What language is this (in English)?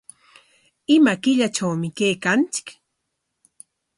Corongo Ancash Quechua